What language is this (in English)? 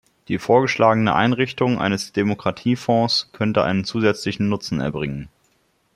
German